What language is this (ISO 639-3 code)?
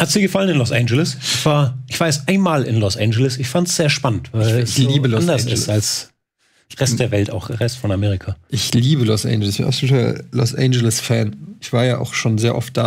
deu